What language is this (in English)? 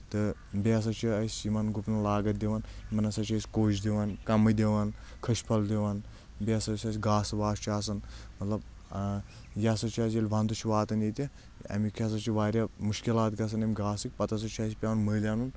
Kashmiri